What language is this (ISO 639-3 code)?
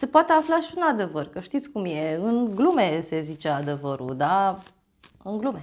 ron